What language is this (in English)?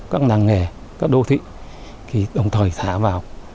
Vietnamese